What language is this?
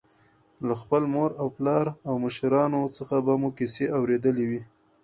Pashto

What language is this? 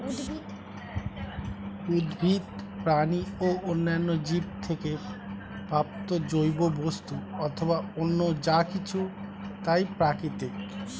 Bangla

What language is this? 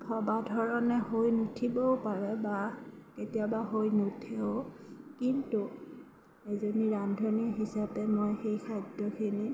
Assamese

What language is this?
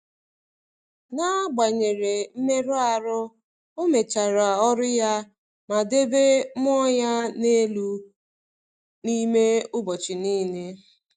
Igbo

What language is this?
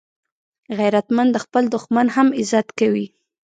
Pashto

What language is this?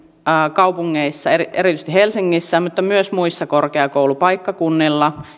Finnish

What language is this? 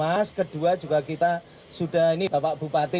Indonesian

